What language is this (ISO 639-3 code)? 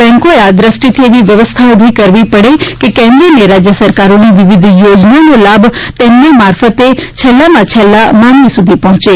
guj